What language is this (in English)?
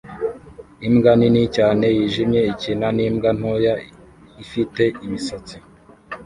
Kinyarwanda